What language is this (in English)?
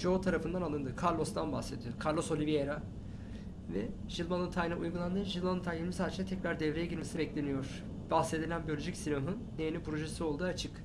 Turkish